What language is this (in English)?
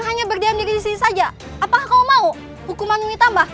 Indonesian